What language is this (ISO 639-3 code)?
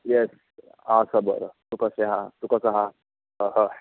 kok